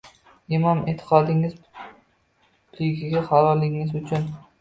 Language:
Uzbek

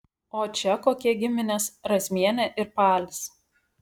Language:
Lithuanian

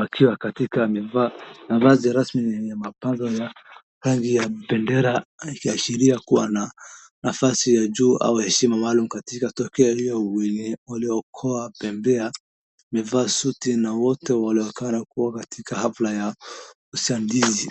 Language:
Swahili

